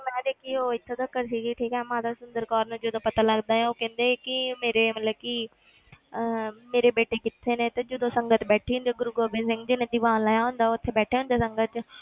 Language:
Punjabi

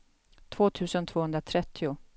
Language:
Swedish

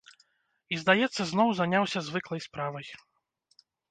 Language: Belarusian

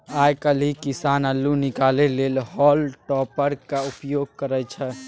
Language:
Maithili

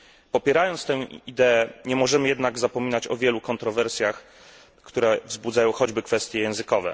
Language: Polish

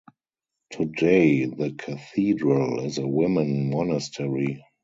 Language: English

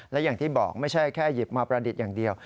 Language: Thai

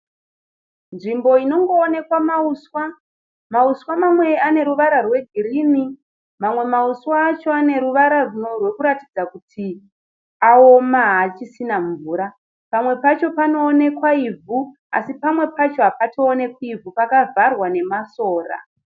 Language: Shona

